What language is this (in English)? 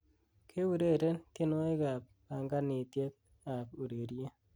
Kalenjin